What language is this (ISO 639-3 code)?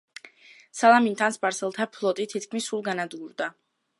kat